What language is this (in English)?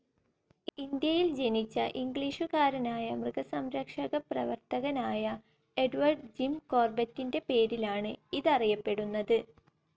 Malayalam